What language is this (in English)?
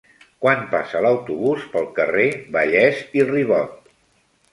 Catalan